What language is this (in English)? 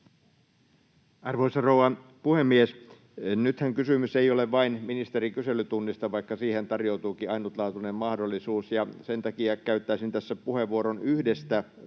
Finnish